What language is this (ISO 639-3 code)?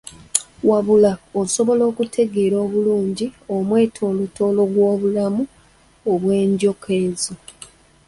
lug